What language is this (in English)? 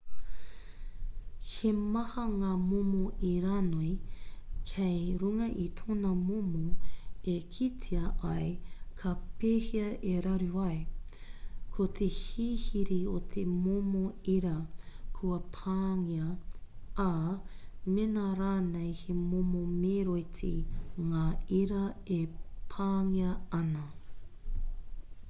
Māori